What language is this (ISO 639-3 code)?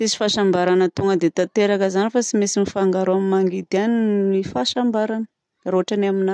bzc